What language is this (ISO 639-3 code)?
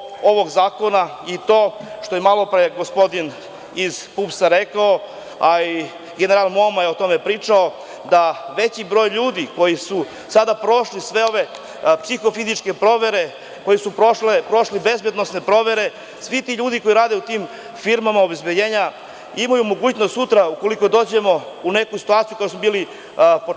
srp